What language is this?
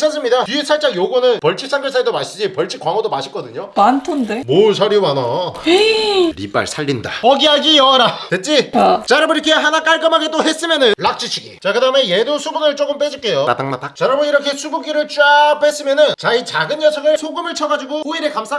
Korean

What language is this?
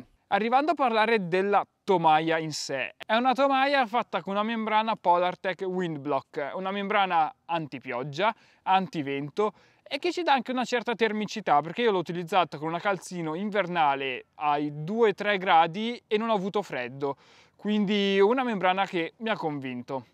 Italian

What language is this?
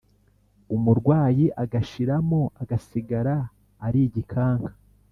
Kinyarwanda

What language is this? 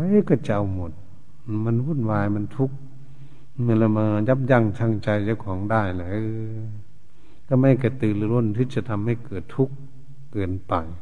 Thai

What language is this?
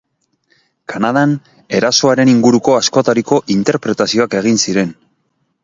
Basque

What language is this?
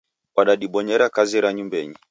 Taita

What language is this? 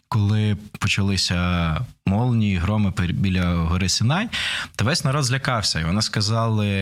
Ukrainian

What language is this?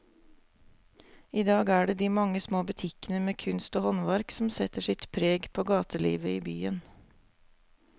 Norwegian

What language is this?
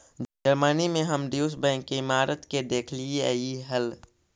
Magahi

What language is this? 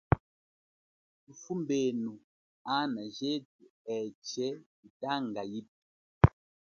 Chokwe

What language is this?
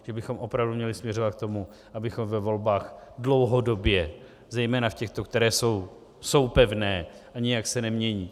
Czech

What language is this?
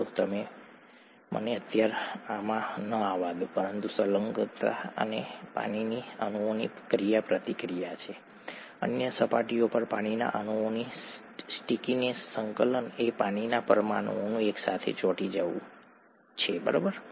Gujarati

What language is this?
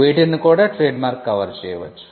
Telugu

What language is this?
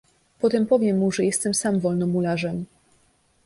Polish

